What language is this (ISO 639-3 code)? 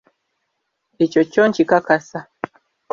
lug